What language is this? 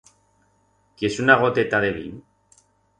Aragonese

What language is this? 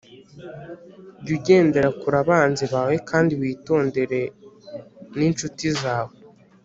Kinyarwanda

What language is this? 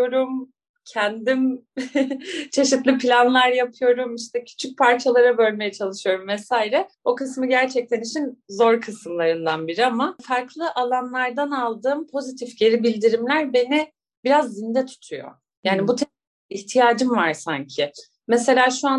Turkish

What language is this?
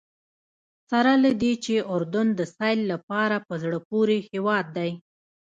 Pashto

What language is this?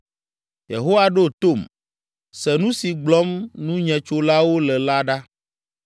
Ewe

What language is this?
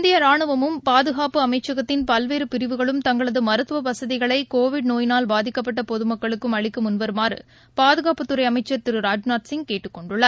Tamil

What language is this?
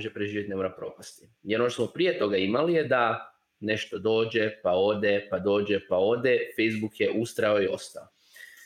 Croatian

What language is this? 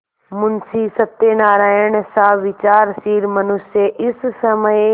Hindi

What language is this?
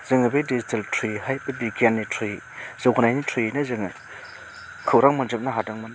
Bodo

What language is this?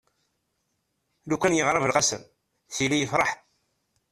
Kabyle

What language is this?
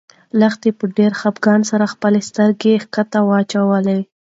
Pashto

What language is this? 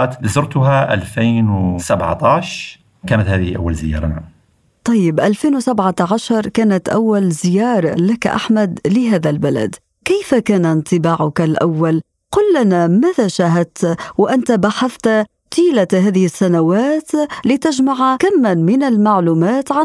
Arabic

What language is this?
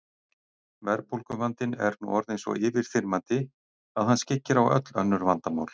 Icelandic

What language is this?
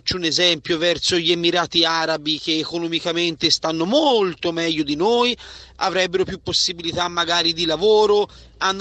Italian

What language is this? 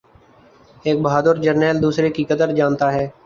Urdu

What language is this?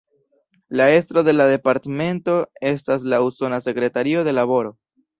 Esperanto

